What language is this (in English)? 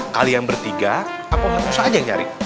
Indonesian